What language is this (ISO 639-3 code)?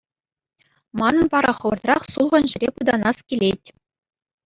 chv